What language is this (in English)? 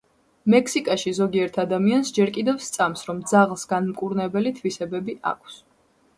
Georgian